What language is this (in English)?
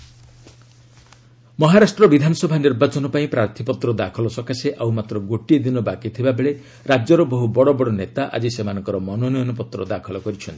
Odia